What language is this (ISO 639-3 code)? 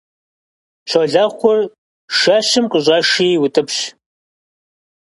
kbd